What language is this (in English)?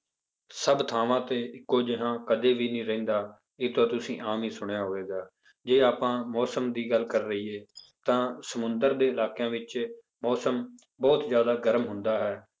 Punjabi